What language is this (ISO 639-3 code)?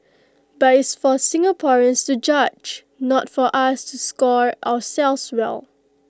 eng